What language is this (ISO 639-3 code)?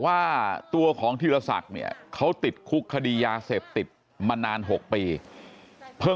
tha